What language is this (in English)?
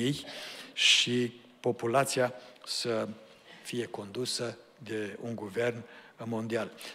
Romanian